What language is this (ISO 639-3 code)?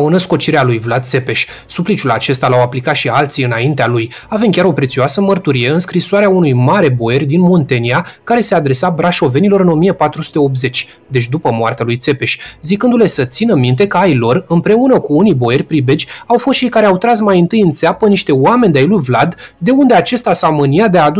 ron